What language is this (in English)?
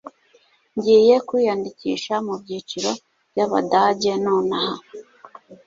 Kinyarwanda